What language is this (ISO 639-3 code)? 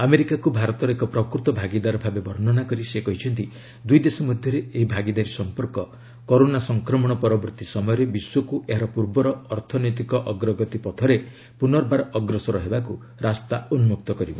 ori